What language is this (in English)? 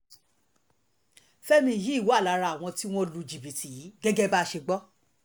Yoruba